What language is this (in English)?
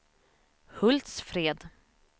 Swedish